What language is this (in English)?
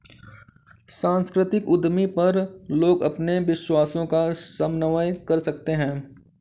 Hindi